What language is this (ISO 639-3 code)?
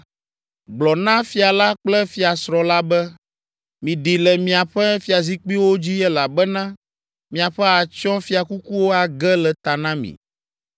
ewe